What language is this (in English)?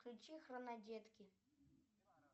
Russian